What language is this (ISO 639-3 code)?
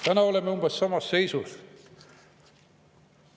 est